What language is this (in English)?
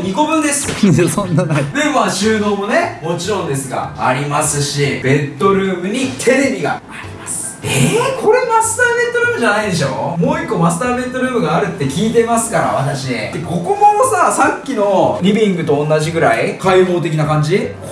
Japanese